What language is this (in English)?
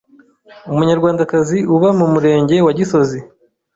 Kinyarwanda